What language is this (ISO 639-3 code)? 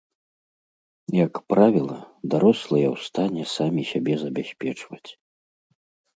bel